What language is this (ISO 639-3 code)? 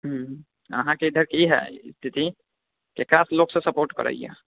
mai